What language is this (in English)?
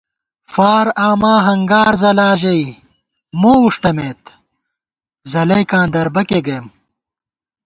Gawar-Bati